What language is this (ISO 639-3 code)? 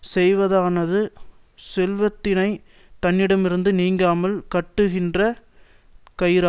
tam